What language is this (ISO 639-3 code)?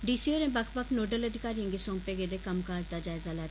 doi